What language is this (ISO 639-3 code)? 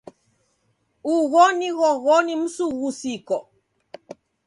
dav